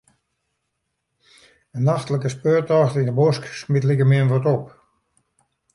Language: Western Frisian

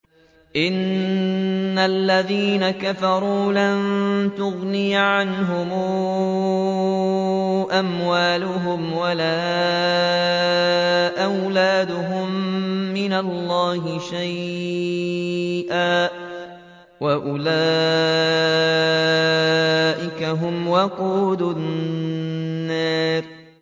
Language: Arabic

